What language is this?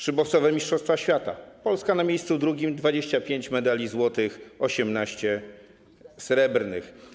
Polish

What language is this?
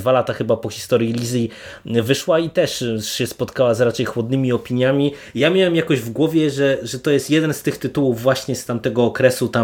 Polish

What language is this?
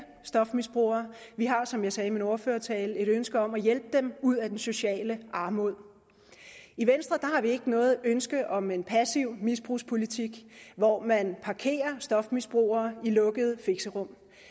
Danish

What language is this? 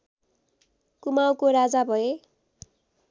Nepali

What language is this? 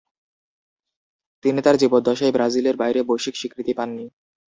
Bangla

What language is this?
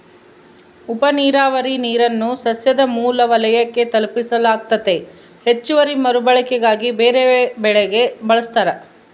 Kannada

